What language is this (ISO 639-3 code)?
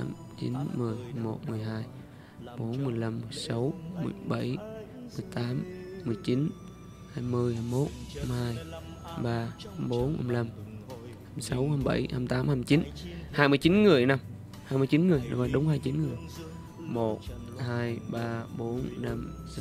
vie